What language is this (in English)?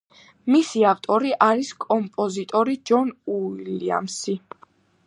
Georgian